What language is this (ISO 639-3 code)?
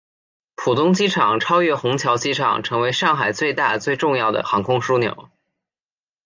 zho